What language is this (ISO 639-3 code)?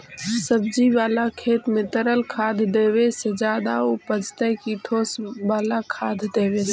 mag